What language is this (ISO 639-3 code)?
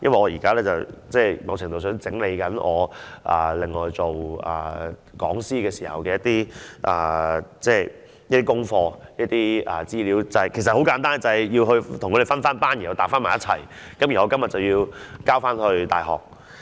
yue